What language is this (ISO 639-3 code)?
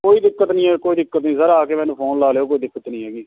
pan